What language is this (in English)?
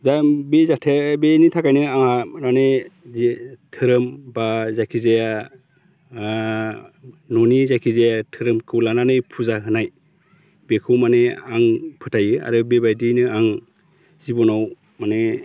Bodo